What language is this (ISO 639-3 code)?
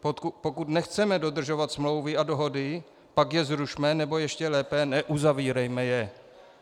ces